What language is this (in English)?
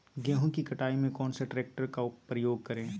Magahi